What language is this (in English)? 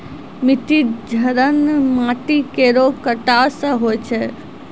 Maithili